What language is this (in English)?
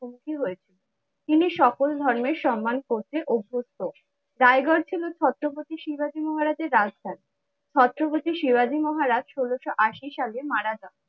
Bangla